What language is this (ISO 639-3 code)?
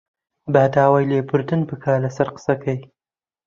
ckb